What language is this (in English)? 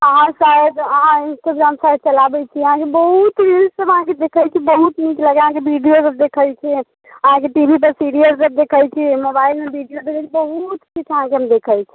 Maithili